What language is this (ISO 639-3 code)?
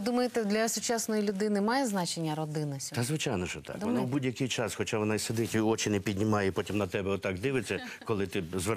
ukr